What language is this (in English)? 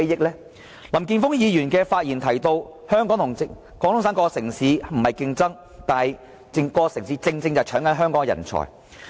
Cantonese